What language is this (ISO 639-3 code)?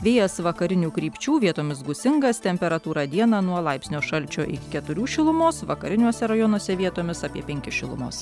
lit